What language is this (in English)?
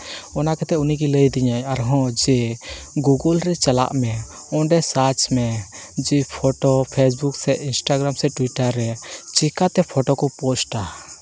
Santali